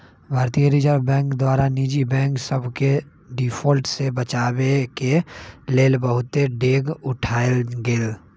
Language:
Magahi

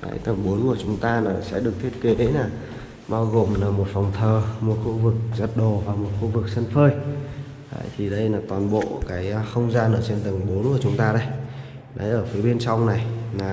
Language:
Vietnamese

